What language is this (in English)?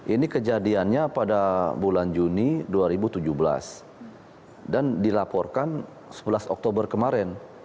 Indonesian